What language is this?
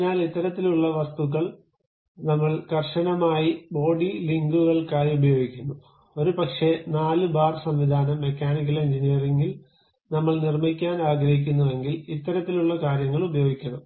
Malayalam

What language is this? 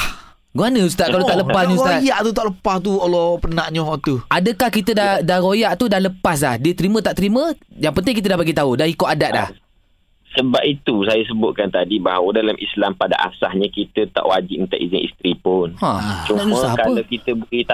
Malay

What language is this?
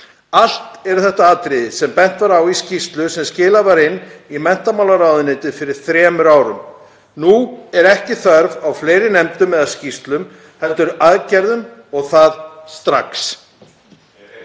Icelandic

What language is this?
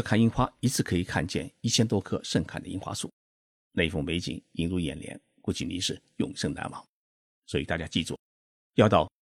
Chinese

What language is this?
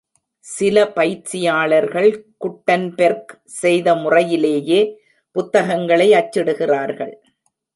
Tamil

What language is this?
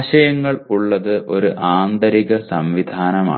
Malayalam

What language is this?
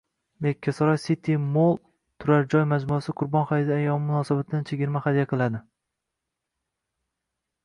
Uzbek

